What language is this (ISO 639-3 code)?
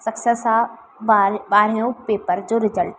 snd